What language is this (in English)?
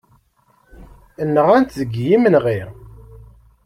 Kabyle